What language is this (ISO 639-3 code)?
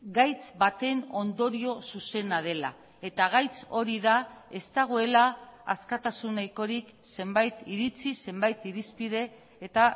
eus